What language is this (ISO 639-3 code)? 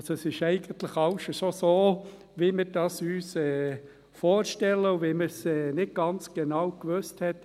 gsw